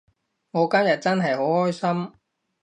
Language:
Cantonese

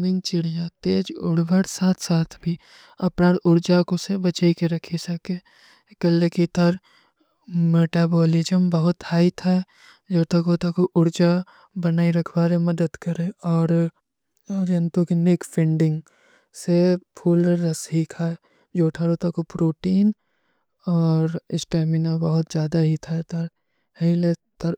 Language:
Kui (India)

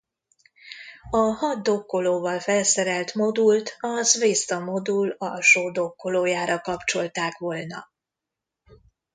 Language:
Hungarian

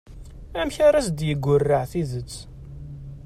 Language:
Kabyle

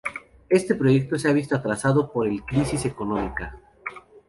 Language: Spanish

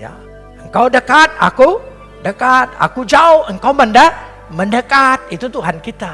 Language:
Indonesian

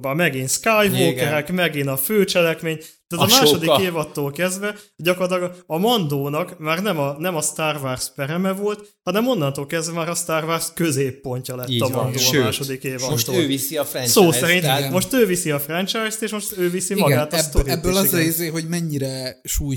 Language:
Hungarian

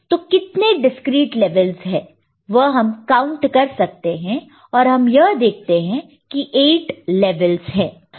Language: Hindi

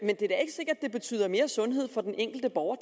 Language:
Danish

